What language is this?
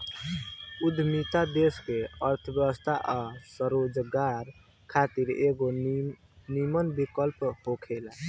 Bhojpuri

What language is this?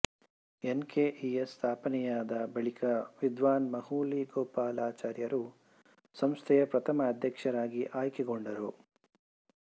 Kannada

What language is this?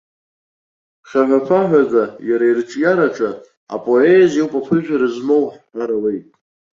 Abkhazian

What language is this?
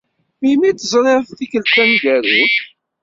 Kabyle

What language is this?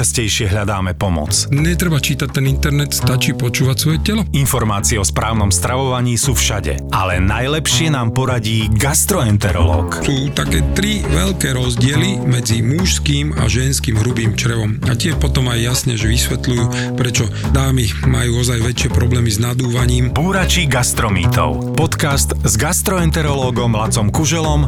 Slovak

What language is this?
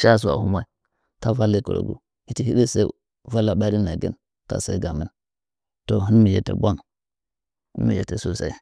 Nzanyi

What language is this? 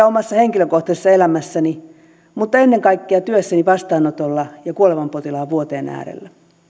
Finnish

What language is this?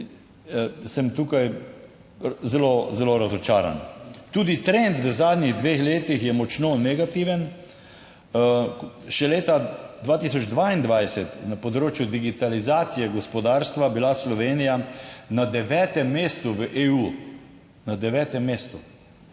Slovenian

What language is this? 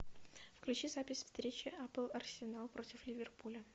Russian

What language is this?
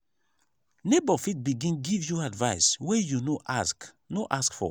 Nigerian Pidgin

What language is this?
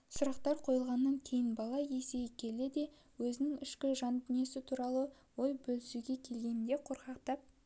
Kazakh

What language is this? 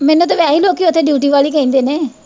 Punjabi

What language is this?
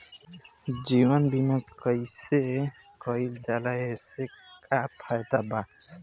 Bhojpuri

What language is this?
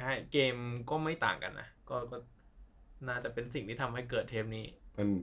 Thai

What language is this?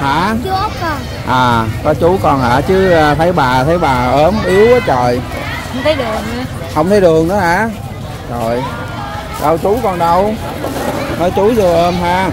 Vietnamese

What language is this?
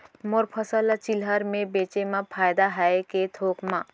Chhattisgarhi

